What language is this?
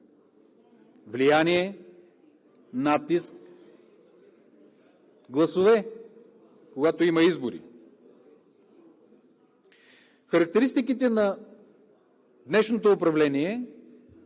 Bulgarian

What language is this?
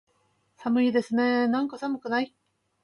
Japanese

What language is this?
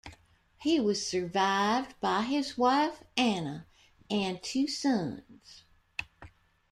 English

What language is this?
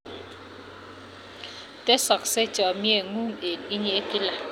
Kalenjin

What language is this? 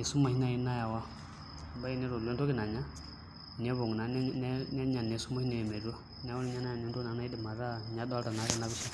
Masai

